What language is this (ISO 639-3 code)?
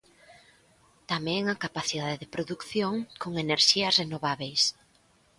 glg